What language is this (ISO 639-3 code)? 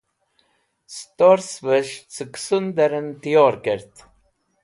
wbl